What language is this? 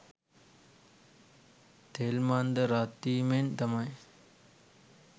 Sinhala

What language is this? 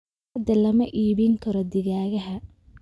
Somali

